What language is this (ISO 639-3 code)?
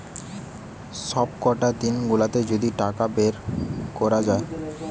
ben